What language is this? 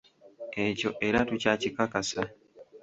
Ganda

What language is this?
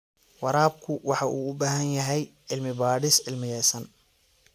Somali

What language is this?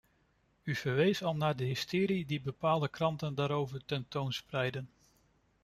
Dutch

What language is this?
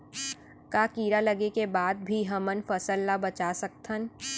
Chhattisgarhi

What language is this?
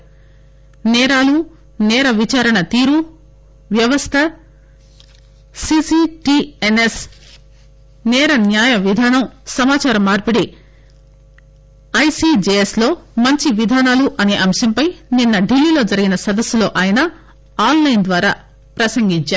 Telugu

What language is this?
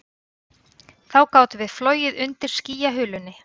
Icelandic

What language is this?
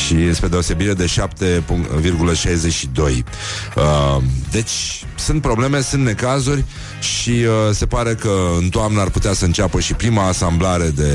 Romanian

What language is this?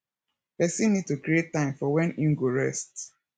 Nigerian Pidgin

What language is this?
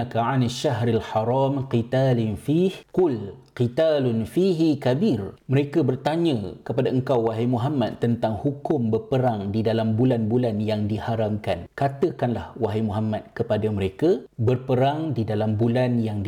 Malay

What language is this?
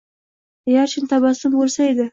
Uzbek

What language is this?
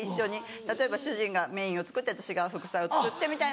Japanese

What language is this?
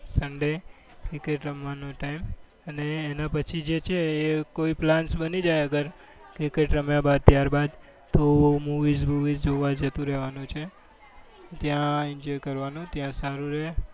Gujarati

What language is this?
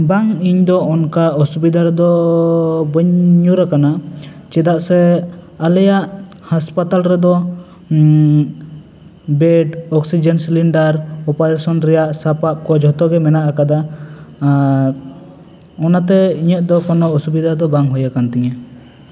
Santali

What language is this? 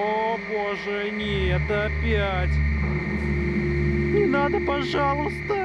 Russian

